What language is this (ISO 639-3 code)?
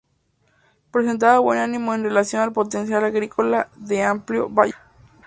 spa